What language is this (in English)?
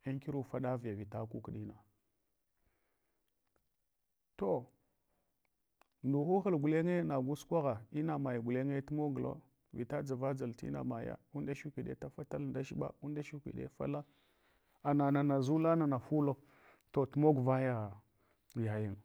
Hwana